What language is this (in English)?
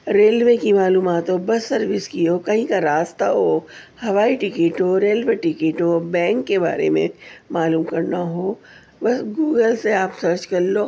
Urdu